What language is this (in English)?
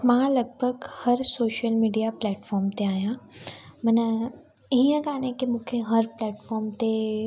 Sindhi